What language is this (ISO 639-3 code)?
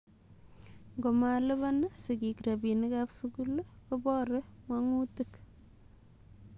kln